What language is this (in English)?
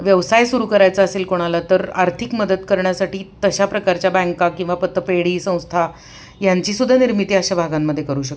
Marathi